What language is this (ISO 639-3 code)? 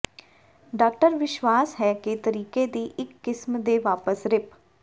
pan